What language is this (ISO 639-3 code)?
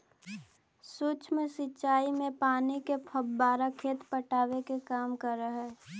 mag